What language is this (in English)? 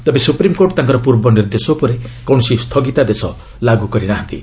Odia